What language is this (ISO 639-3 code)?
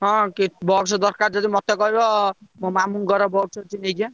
ori